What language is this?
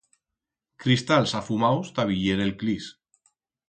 Aragonese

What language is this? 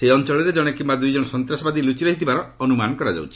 Odia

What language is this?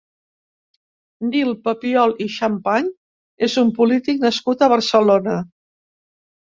Catalan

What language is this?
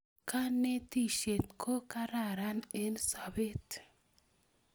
Kalenjin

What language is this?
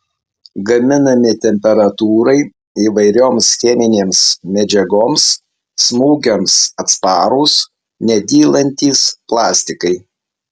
Lithuanian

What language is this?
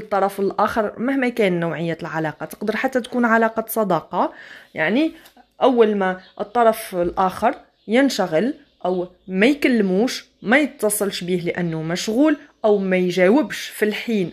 Arabic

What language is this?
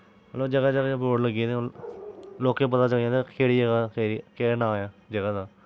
Dogri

